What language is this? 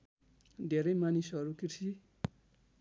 Nepali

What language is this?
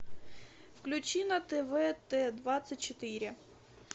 Russian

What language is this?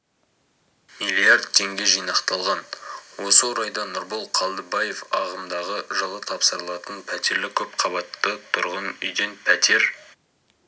Kazakh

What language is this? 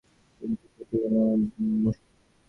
Bangla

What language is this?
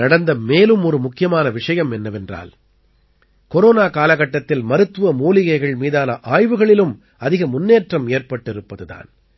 Tamil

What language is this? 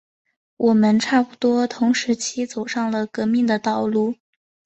Chinese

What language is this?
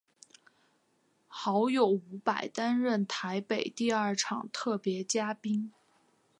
Chinese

